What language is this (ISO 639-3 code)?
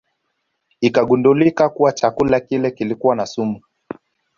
swa